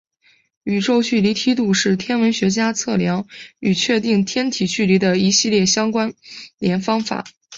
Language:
Chinese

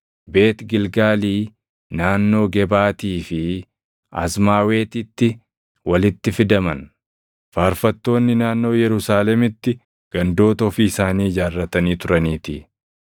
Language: Oromo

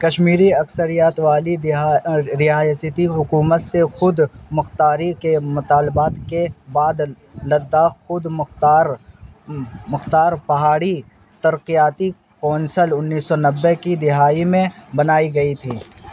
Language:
Urdu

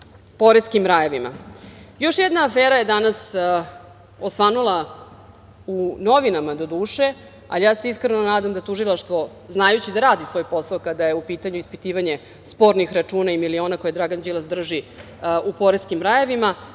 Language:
Serbian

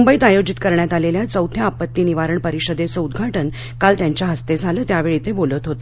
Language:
Marathi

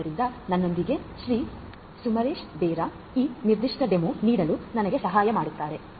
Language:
Kannada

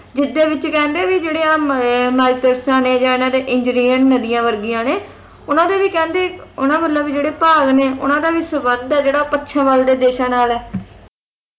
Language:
Punjabi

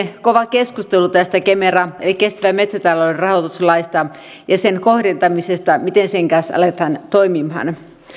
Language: Finnish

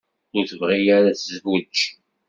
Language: Kabyle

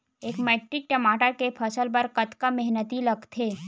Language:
Chhattisgarhi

